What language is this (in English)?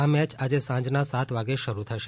Gujarati